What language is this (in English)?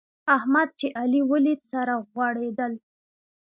Pashto